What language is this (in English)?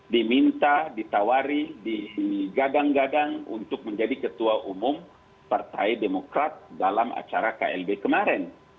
Indonesian